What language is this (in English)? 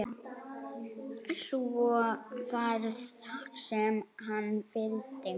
Icelandic